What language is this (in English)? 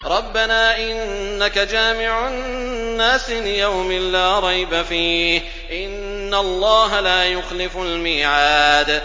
Arabic